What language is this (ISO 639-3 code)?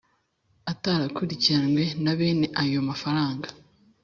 kin